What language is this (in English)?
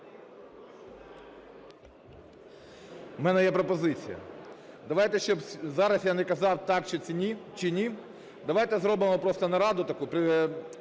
Ukrainian